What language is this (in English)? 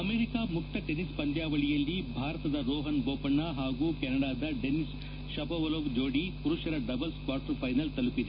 Kannada